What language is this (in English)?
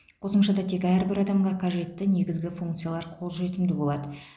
Kazakh